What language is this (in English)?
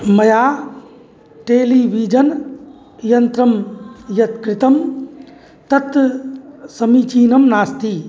Sanskrit